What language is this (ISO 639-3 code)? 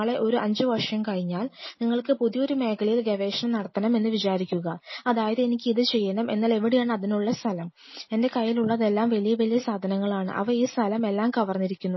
mal